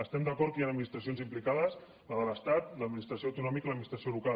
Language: Catalan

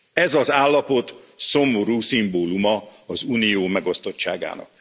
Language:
Hungarian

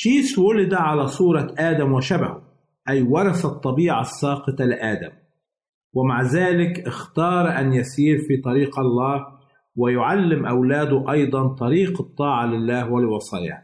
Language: Arabic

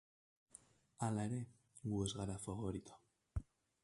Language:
Basque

